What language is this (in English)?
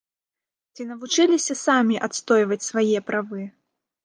Belarusian